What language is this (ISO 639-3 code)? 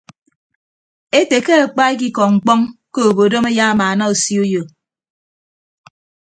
ibb